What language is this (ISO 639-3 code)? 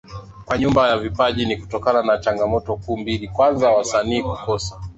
swa